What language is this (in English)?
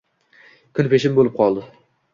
Uzbek